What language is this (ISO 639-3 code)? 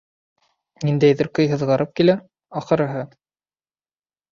bak